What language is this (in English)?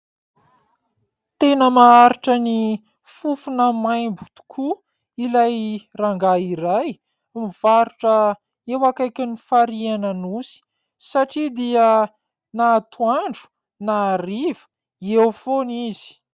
Malagasy